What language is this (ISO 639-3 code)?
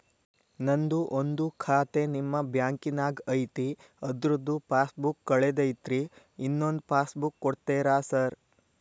kan